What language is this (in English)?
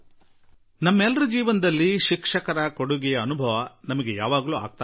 Kannada